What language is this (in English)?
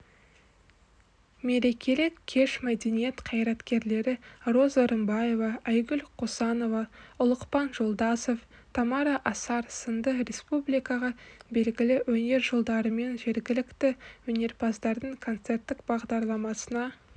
Kazakh